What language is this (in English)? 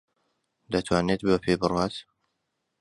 Central Kurdish